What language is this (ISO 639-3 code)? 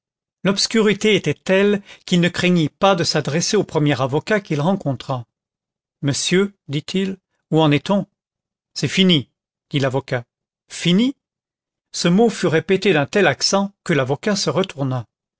fra